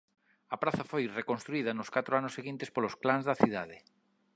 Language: Galician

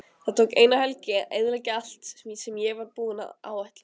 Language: Icelandic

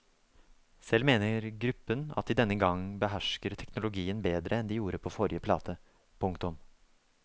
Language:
Norwegian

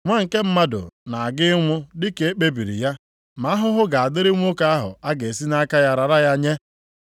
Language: Igbo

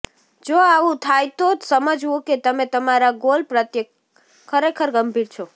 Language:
Gujarati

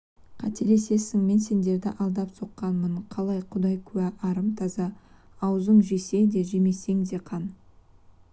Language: Kazakh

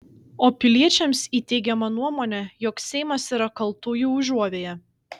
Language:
Lithuanian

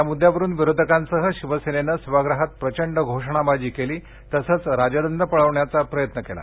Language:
Marathi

